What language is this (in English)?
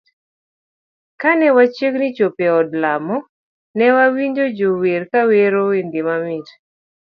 Luo (Kenya and Tanzania)